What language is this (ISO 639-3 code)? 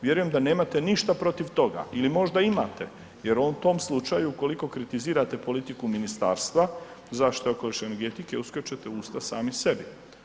hrv